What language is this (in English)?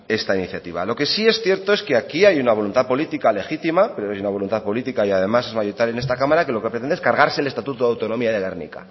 Spanish